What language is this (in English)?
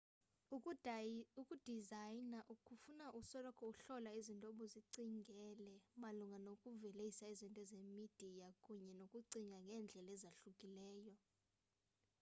Xhosa